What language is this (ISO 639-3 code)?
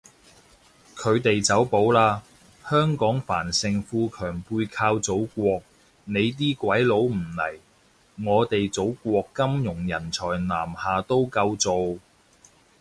yue